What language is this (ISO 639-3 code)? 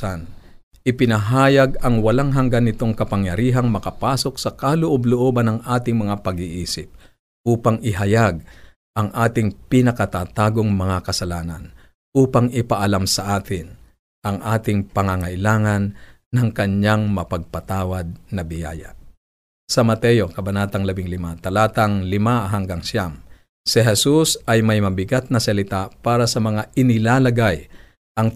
fil